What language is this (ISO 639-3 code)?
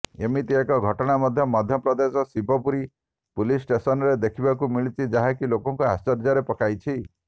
ori